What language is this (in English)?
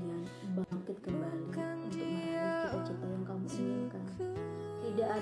Indonesian